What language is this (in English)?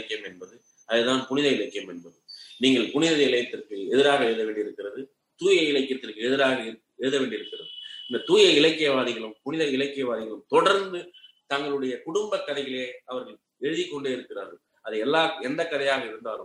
Tamil